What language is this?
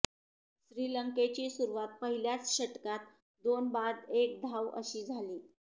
Marathi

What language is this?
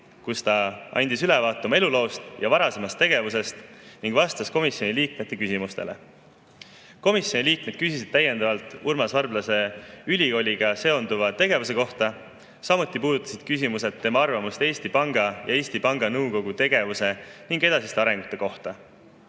Estonian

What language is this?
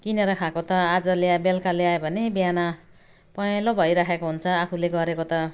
Nepali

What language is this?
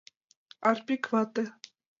Mari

